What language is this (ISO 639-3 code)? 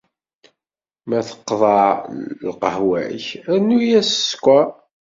kab